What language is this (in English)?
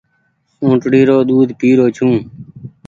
Goaria